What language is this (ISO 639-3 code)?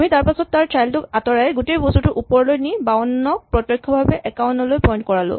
asm